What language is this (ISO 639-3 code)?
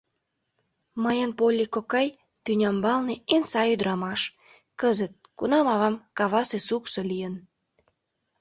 chm